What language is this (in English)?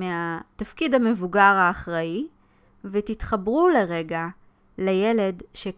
Hebrew